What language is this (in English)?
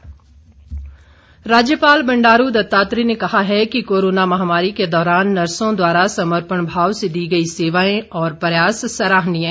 Hindi